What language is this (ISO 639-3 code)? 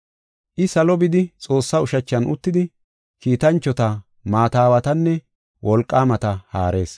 gof